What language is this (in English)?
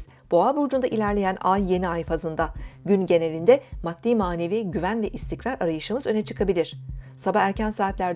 Turkish